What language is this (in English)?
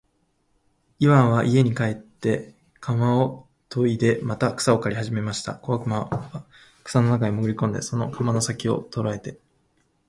Japanese